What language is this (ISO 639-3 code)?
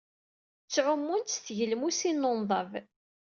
kab